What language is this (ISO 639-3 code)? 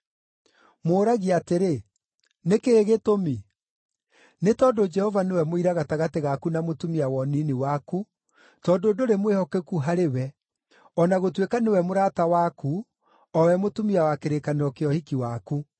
kik